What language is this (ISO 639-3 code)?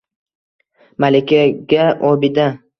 uzb